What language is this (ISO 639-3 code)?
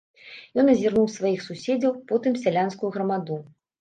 bel